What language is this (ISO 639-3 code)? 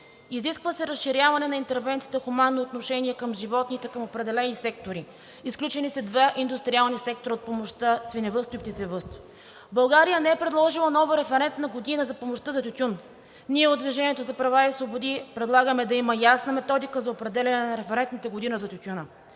bul